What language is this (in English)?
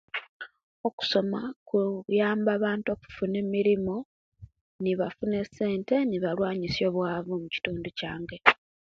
Kenyi